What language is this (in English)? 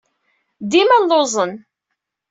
Kabyle